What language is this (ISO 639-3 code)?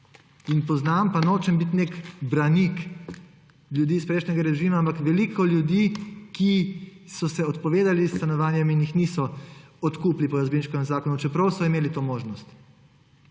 slv